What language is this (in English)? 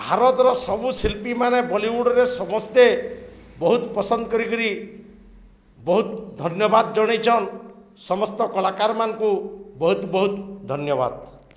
Odia